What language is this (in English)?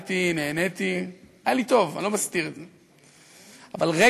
Hebrew